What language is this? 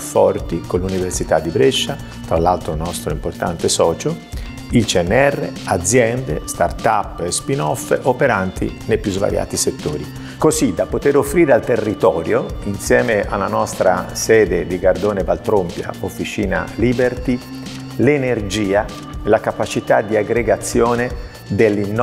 Italian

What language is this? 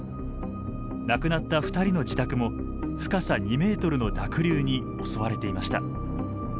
Japanese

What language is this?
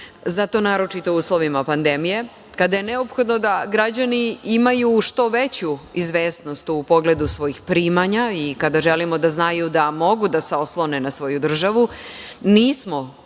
Serbian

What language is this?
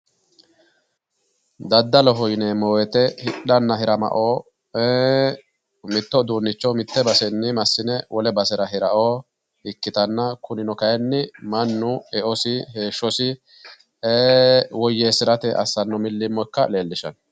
Sidamo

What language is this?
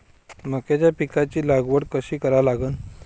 Marathi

